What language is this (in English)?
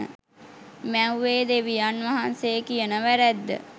Sinhala